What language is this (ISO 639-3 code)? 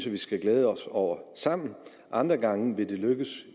dan